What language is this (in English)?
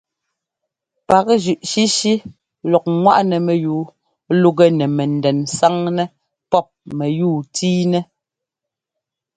Ngomba